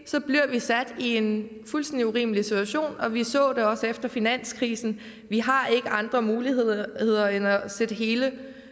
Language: Danish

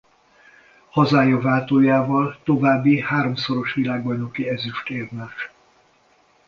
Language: Hungarian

